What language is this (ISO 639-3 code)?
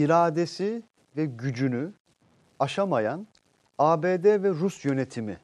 tur